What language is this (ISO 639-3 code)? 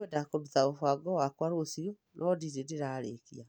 kik